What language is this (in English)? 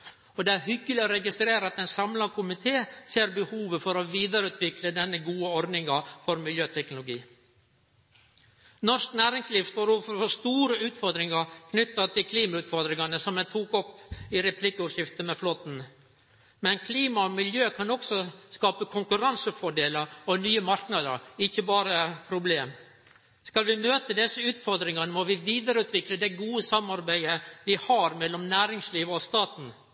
Norwegian Nynorsk